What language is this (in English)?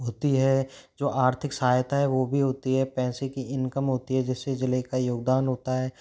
Hindi